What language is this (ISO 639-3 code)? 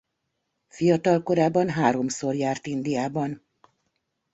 hun